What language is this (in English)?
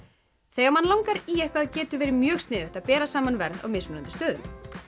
Icelandic